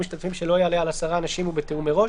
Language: Hebrew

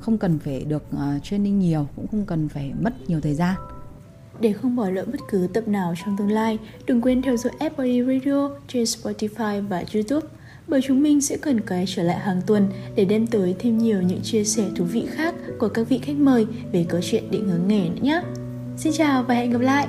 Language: Vietnamese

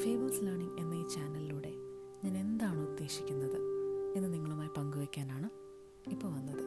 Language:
Malayalam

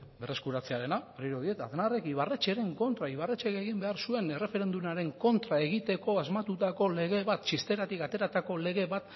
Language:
Basque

